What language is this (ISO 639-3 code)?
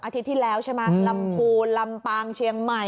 tha